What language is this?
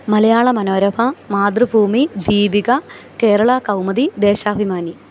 Malayalam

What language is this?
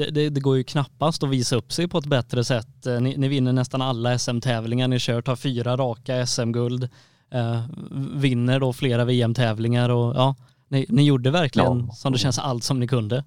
Swedish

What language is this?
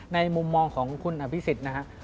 Thai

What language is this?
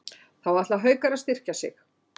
Icelandic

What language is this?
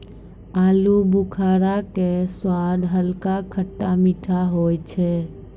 Maithili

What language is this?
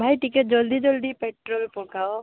Odia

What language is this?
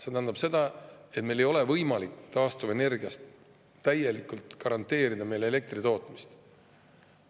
Estonian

